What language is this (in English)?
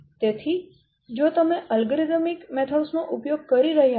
Gujarati